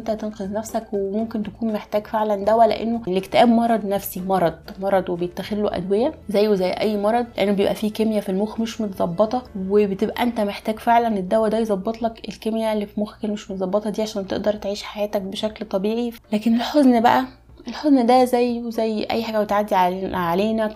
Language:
Arabic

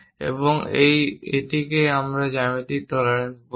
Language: Bangla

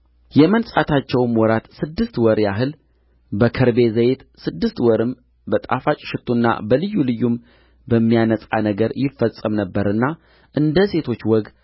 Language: Amharic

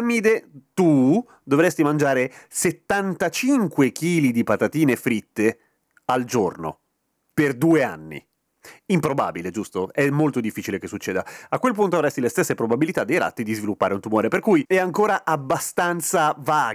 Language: Italian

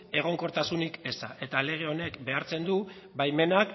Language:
Basque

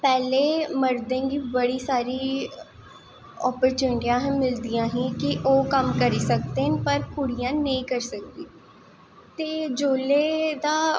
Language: Dogri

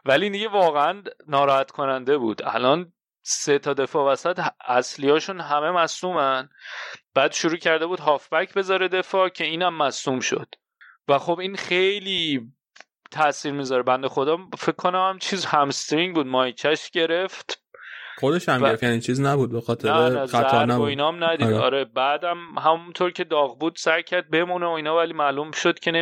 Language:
Persian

